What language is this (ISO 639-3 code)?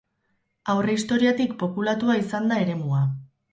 eus